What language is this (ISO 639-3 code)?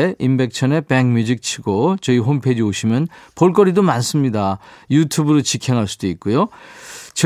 kor